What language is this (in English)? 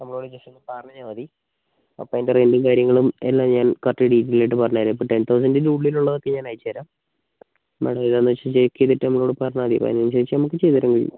Malayalam